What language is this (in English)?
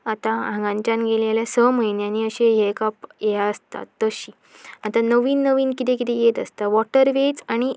Konkani